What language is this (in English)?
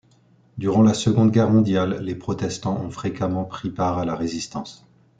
French